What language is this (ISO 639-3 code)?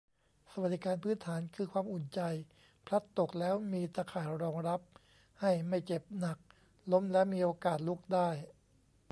tha